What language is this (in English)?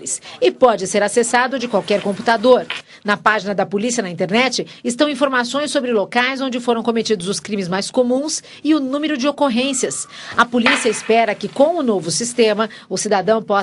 Portuguese